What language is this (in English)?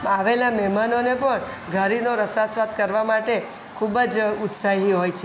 Gujarati